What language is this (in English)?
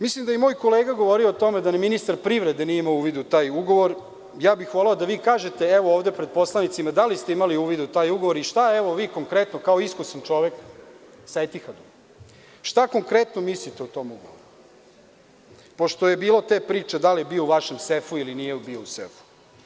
Serbian